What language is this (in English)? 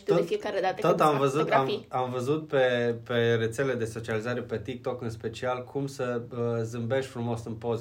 Romanian